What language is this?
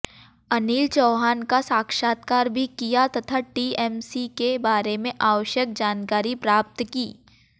Hindi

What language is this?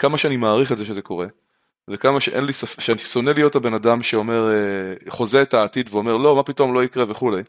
Hebrew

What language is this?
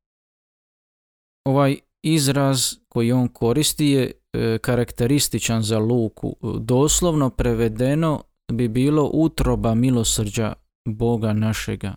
Croatian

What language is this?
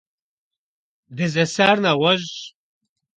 Kabardian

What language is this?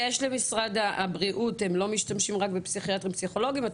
Hebrew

